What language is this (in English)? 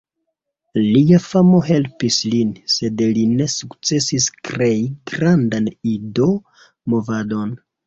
Esperanto